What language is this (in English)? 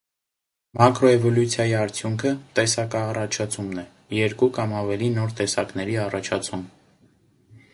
Armenian